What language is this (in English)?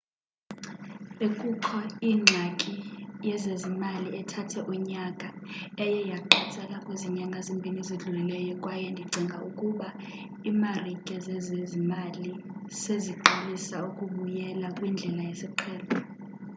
Xhosa